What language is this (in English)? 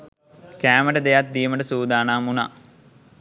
Sinhala